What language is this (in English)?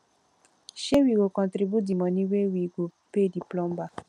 Nigerian Pidgin